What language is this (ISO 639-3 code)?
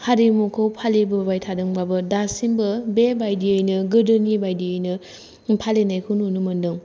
brx